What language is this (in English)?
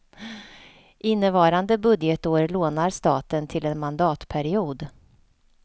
Swedish